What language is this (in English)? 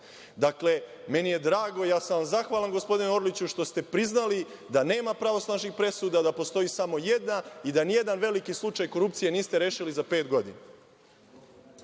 Serbian